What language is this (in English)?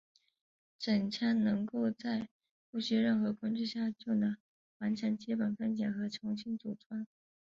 Chinese